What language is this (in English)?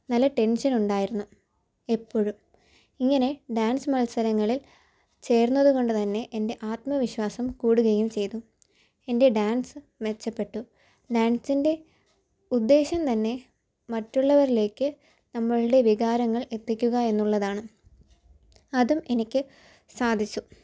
Malayalam